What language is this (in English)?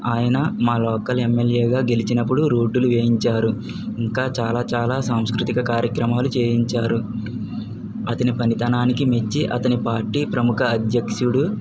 Telugu